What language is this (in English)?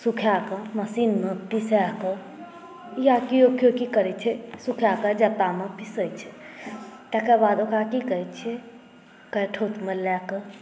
Maithili